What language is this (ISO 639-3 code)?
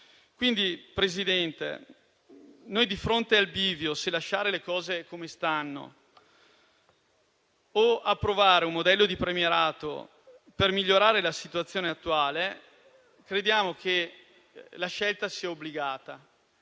ita